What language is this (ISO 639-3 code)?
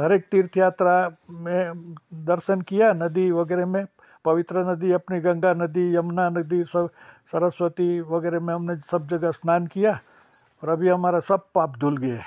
hin